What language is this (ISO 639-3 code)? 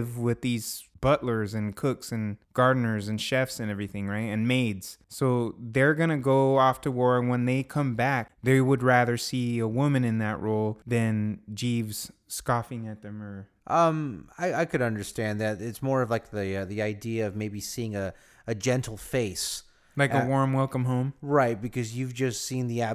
eng